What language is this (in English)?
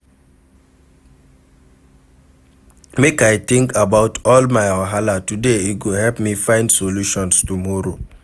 Nigerian Pidgin